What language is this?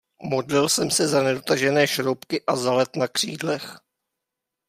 Czech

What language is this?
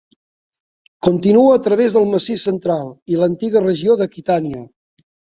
Catalan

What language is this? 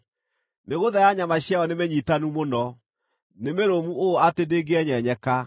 Kikuyu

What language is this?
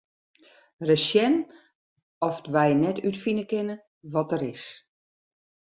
Western Frisian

